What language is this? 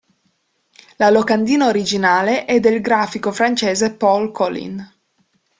Italian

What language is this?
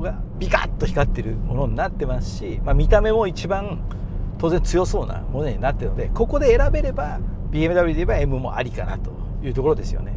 Japanese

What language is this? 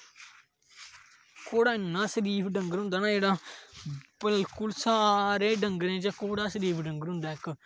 Dogri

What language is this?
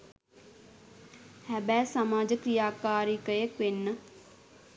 Sinhala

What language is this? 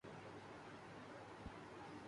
Urdu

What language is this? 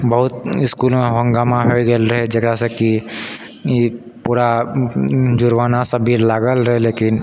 Maithili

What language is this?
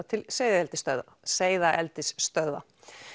Icelandic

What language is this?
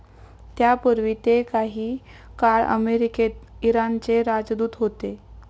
Marathi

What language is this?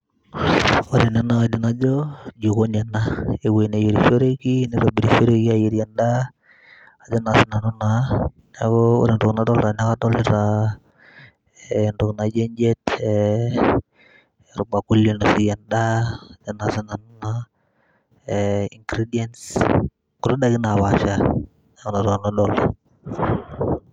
Masai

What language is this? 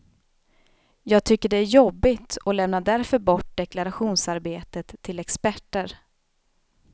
Swedish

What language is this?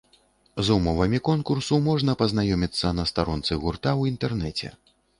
Belarusian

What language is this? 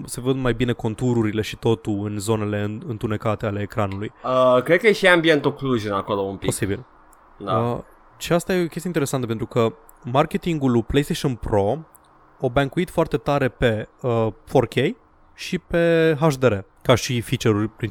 Romanian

